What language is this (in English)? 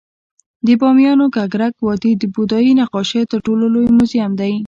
Pashto